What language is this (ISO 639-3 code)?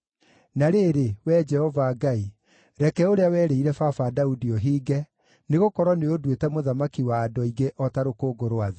kik